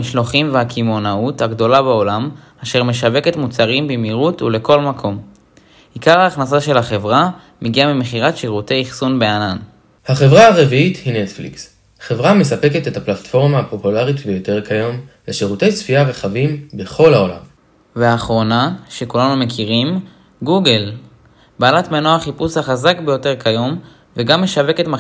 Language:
Hebrew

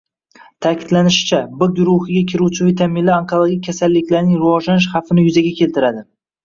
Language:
Uzbek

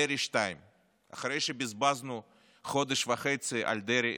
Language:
Hebrew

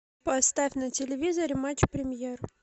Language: Russian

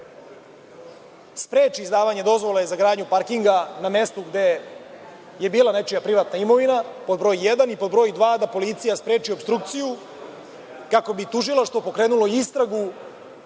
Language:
Serbian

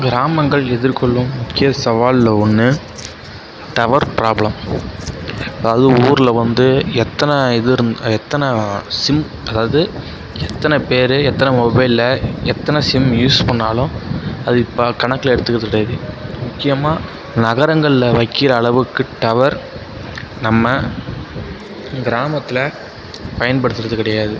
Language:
Tamil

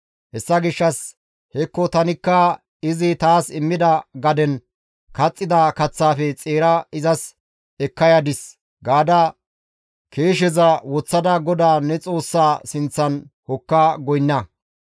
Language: Gamo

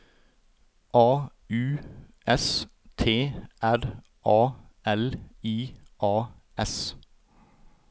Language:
Norwegian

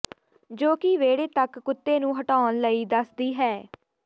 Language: Punjabi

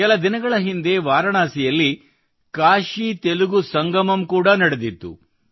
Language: Kannada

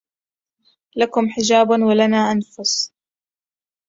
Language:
Arabic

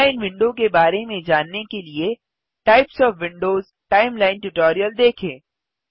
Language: Hindi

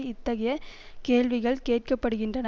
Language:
Tamil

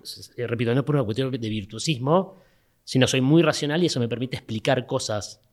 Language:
Spanish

